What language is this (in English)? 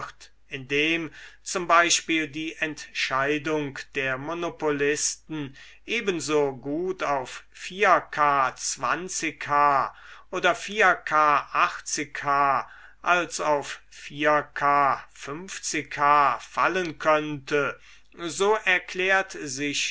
German